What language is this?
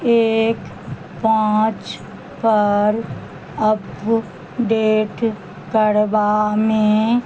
Maithili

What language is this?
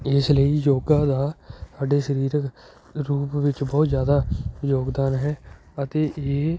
Punjabi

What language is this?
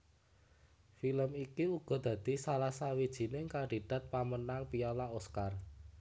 Javanese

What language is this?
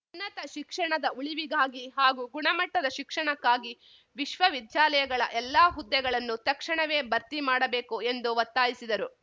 Kannada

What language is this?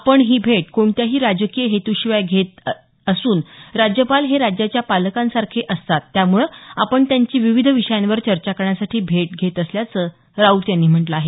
Marathi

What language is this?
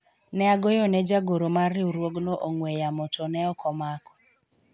Luo (Kenya and Tanzania)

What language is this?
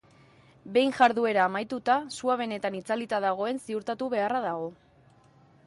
Basque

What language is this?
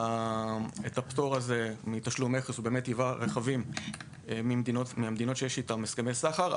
Hebrew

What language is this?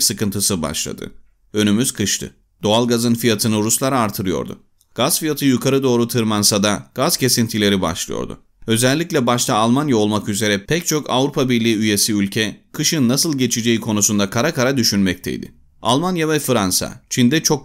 Turkish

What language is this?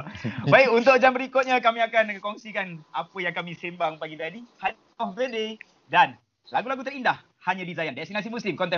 Malay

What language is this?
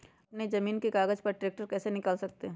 Magahi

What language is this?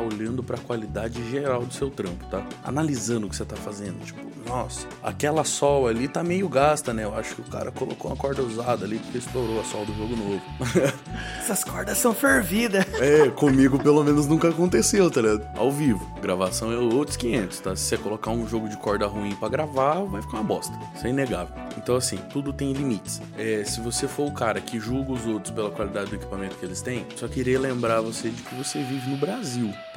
Portuguese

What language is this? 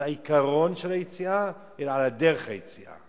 Hebrew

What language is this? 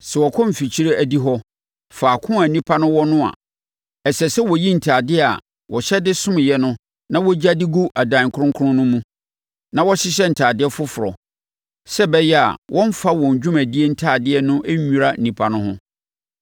Akan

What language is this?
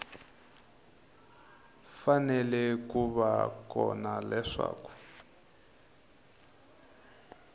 Tsonga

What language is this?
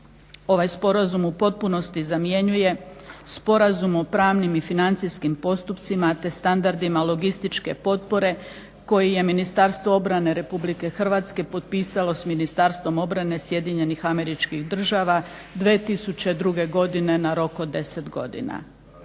Croatian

